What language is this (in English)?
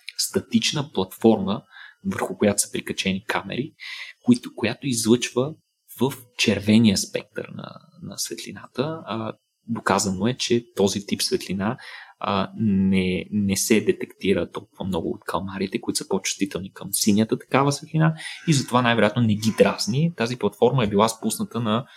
Bulgarian